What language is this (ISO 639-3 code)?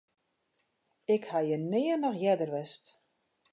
fry